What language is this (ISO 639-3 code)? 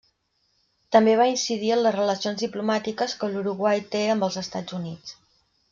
cat